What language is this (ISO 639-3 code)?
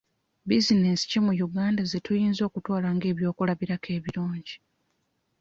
lug